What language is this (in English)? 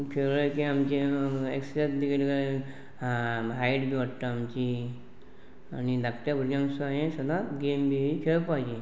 Konkani